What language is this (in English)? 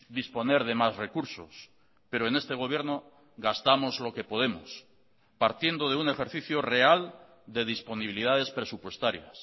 Spanish